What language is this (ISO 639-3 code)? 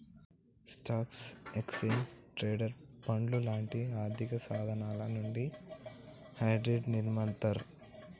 tel